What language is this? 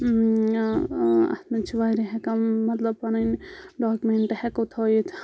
Kashmiri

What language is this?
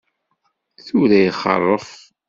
Kabyle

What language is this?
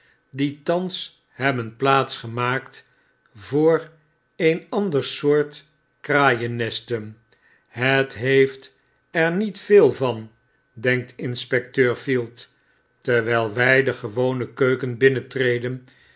Dutch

